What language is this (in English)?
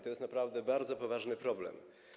Polish